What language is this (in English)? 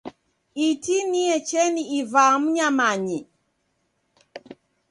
Taita